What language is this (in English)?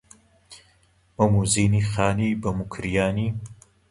Central Kurdish